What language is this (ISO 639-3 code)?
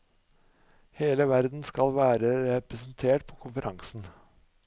nor